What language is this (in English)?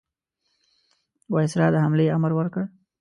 Pashto